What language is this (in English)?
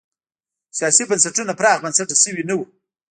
Pashto